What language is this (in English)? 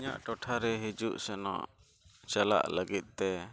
Santali